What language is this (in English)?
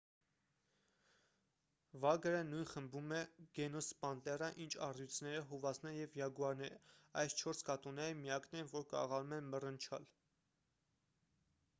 Armenian